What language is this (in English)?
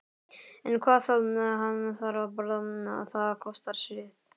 Icelandic